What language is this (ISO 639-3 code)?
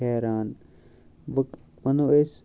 kas